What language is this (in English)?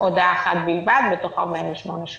Hebrew